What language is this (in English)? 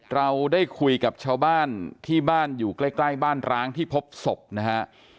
Thai